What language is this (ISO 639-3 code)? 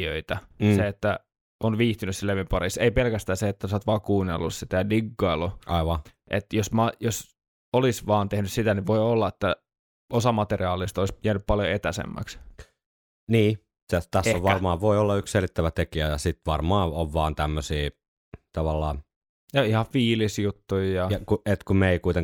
fin